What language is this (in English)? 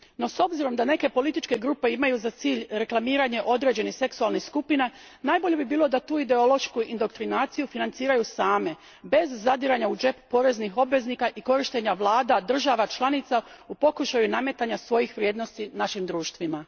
Croatian